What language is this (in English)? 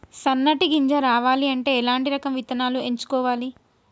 Telugu